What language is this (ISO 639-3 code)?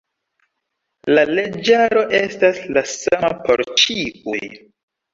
epo